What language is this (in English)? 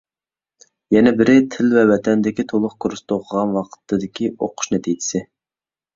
Uyghur